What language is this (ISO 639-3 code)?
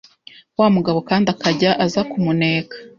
kin